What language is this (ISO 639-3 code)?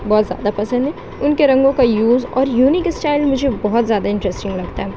urd